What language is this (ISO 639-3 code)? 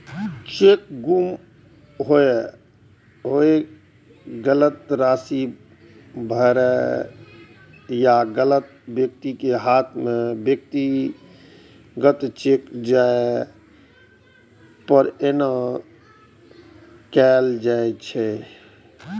mai